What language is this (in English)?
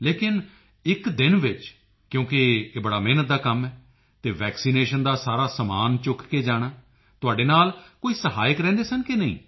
Punjabi